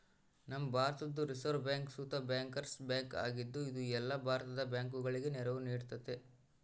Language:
Kannada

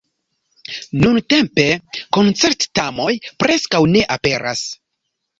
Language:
Esperanto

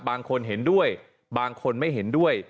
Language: Thai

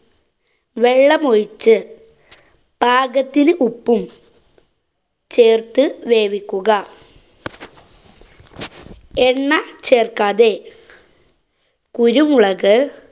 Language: Malayalam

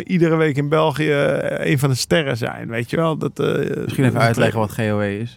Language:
Dutch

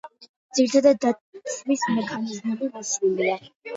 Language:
Georgian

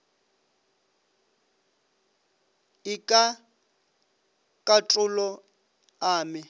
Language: Northern Sotho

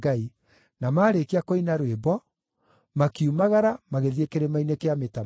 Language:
Kikuyu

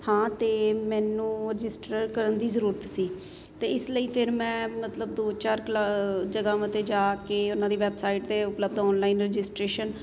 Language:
Punjabi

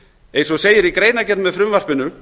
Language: Icelandic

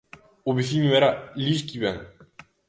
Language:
Galician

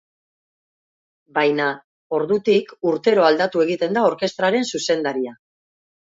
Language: Basque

